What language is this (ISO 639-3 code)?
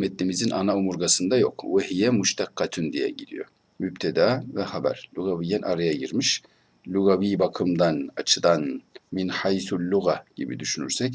tur